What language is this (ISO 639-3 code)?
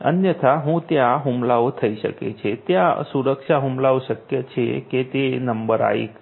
guj